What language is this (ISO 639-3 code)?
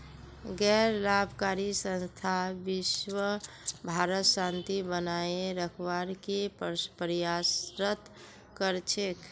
mag